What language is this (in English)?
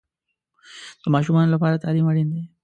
Pashto